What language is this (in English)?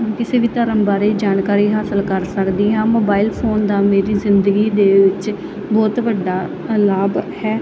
Punjabi